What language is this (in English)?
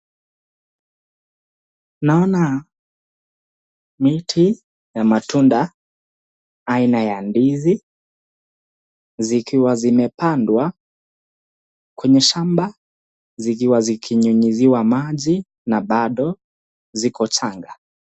Swahili